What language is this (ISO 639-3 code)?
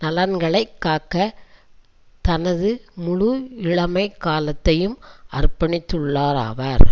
tam